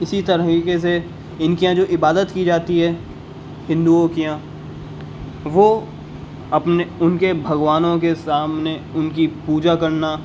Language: Urdu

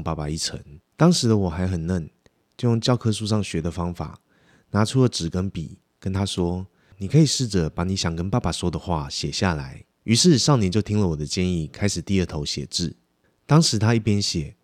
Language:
Chinese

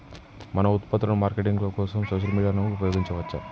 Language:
Telugu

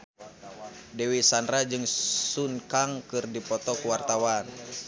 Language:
Sundanese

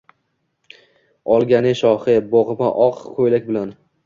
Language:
Uzbek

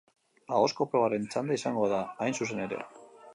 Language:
Basque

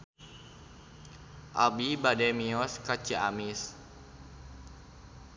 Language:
Sundanese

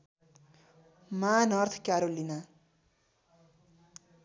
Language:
Nepali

